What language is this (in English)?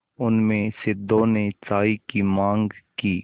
Hindi